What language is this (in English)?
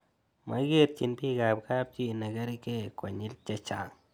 Kalenjin